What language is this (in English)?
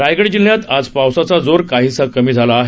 Marathi